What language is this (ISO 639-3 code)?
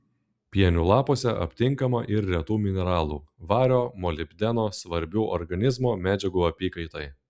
lit